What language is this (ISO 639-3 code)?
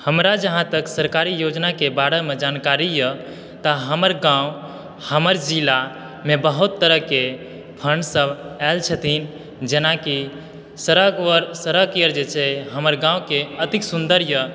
mai